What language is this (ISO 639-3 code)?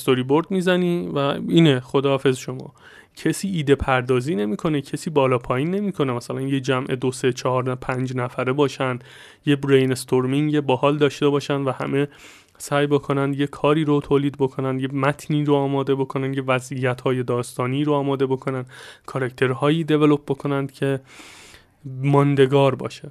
fas